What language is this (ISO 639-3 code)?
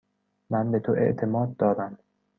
fas